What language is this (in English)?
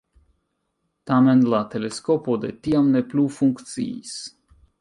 Esperanto